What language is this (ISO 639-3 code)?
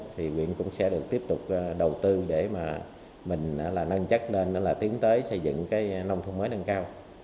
vie